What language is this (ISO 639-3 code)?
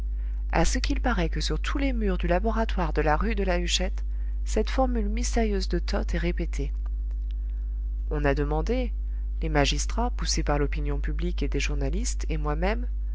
fra